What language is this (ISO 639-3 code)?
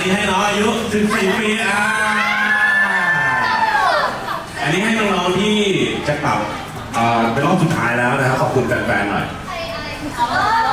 tha